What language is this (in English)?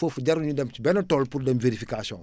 Wolof